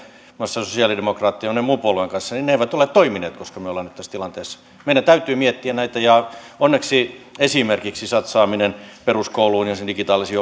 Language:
Finnish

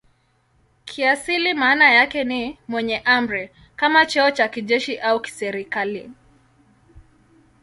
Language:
Swahili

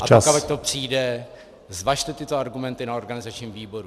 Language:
Czech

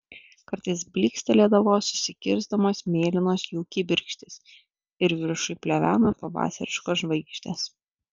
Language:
Lithuanian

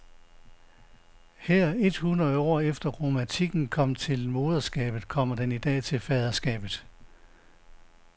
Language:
Danish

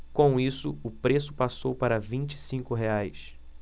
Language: Portuguese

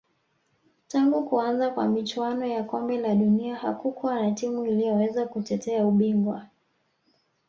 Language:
Swahili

